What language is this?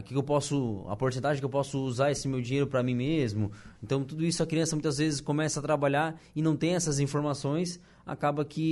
Portuguese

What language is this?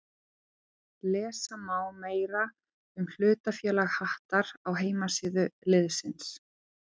Icelandic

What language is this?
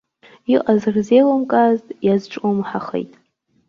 Abkhazian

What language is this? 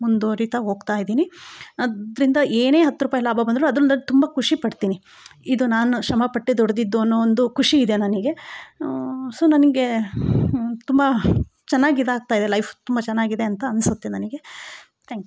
Kannada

